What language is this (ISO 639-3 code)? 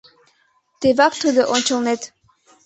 chm